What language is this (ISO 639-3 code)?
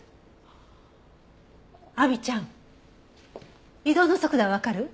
jpn